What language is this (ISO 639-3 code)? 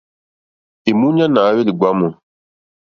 bri